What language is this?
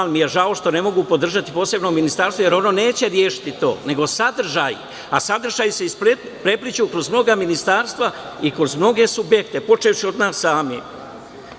Serbian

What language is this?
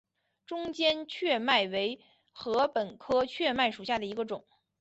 Chinese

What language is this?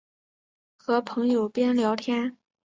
Chinese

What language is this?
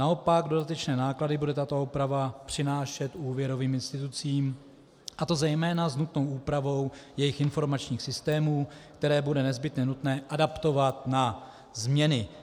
Czech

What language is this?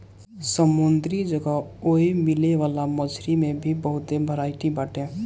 Bhojpuri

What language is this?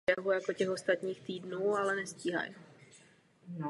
Czech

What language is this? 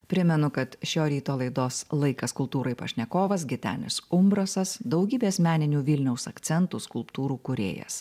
Lithuanian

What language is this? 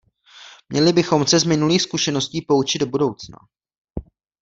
Czech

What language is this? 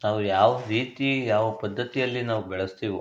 Kannada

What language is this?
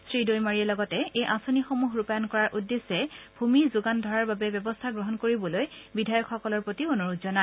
Assamese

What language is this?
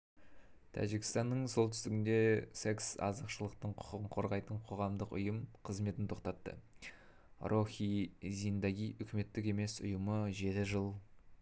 Kazakh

